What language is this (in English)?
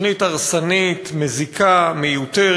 Hebrew